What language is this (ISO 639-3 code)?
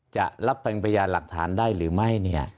tha